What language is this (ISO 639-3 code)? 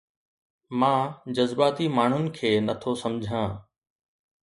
snd